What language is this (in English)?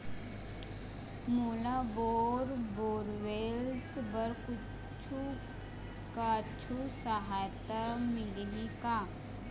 Chhattisgarhi